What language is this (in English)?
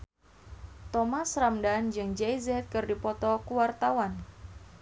Sundanese